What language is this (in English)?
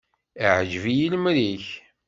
Kabyle